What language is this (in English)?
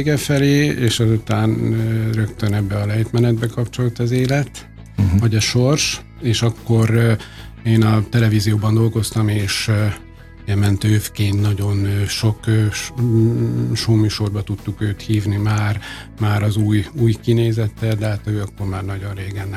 Hungarian